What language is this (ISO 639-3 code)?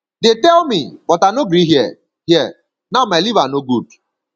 pcm